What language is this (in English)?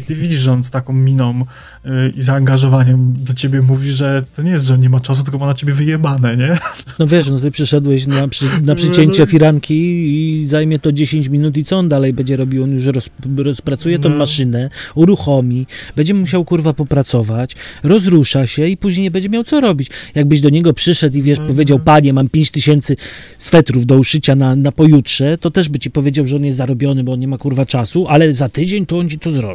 Polish